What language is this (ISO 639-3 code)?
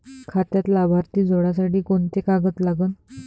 mar